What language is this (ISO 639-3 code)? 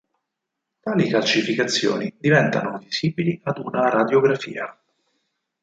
ita